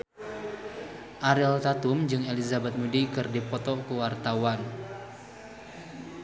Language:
Sundanese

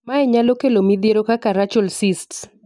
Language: Luo (Kenya and Tanzania)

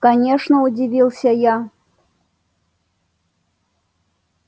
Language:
Russian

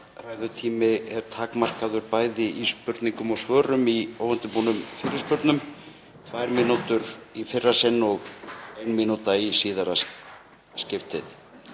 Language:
Icelandic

